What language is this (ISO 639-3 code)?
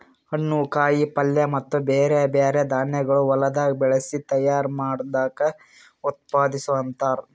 kan